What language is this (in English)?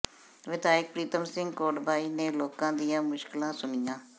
Punjabi